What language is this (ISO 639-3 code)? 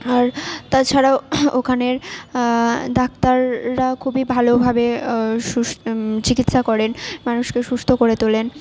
ben